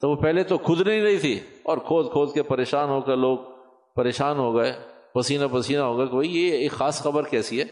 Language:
Urdu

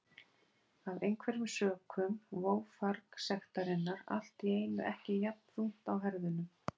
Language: Icelandic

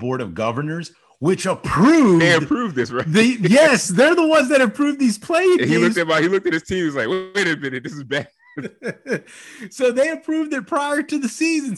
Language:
English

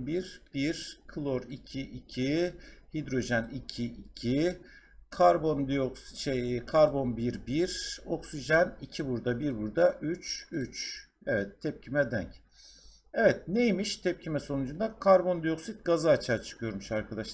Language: Turkish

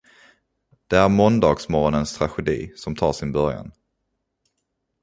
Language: Swedish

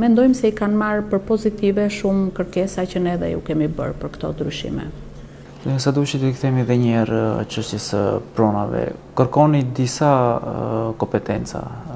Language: Romanian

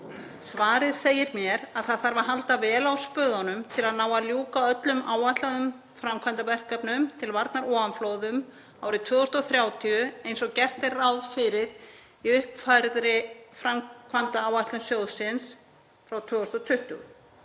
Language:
Icelandic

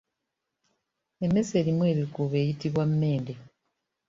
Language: Ganda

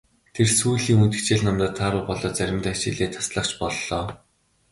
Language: Mongolian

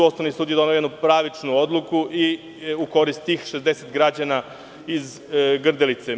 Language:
Serbian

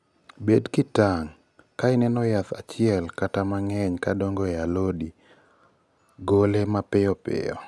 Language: Luo (Kenya and Tanzania)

